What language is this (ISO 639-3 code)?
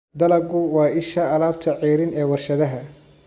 som